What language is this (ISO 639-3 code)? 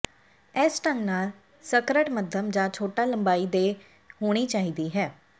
pan